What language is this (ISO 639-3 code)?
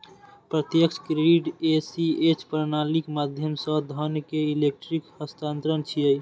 mai